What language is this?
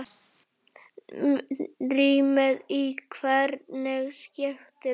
Icelandic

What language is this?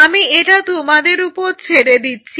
Bangla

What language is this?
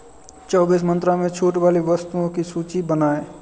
Hindi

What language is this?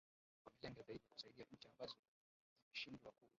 Swahili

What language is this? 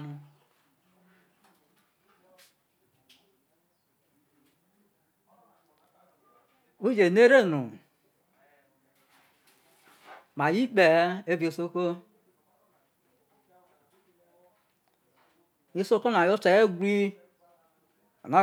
Isoko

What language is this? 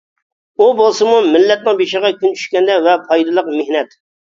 Uyghur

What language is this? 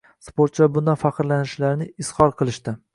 Uzbek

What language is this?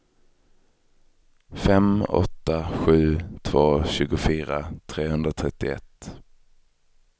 Swedish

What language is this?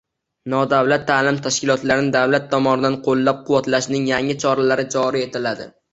Uzbek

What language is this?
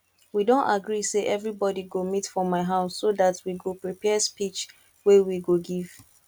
Nigerian Pidgin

